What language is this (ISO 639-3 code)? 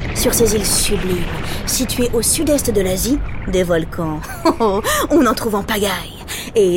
fra